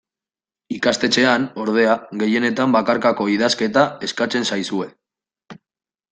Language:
Basque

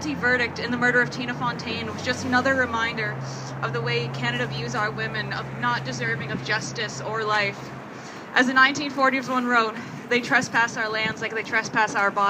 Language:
English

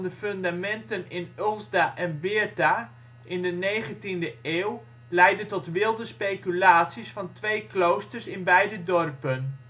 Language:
Dutch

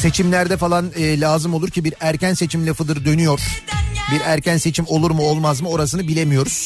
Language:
Turkish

